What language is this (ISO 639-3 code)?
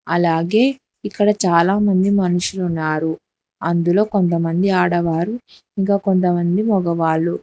tel